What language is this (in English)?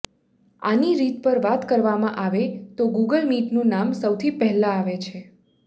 Gujarati